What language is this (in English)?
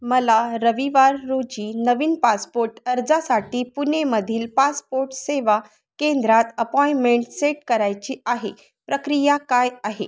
Marathi